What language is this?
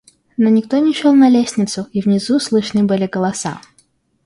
Russian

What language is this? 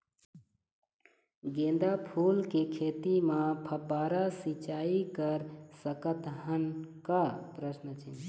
Chhattisgarhi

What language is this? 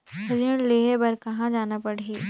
Chhattisgarhi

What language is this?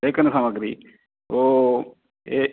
Sanskrit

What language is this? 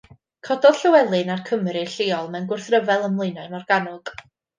Welsh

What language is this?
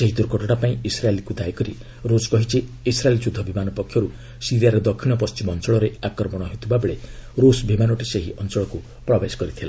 Odia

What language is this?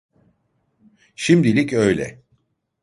Turkish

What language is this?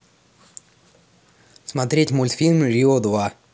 Russian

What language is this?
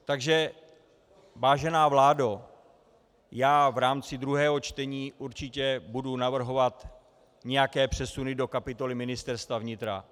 Czech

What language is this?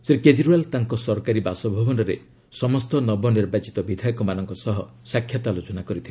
Odia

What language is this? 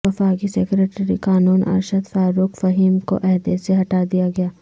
Urdu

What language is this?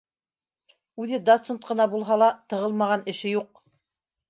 Bashkir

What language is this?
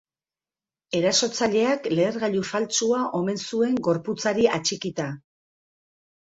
Basque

